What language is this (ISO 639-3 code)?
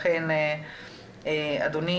heb